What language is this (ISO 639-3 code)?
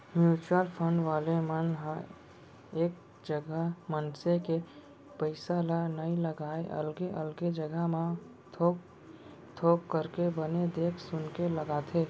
hne